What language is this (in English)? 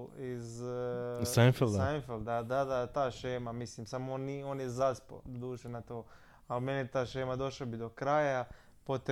Croatian